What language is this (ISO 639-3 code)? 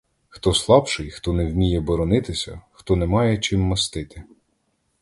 ukr